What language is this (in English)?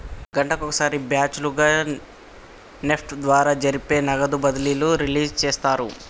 Telugu